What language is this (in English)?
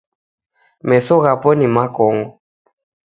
Taita